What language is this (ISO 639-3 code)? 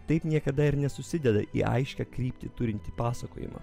lit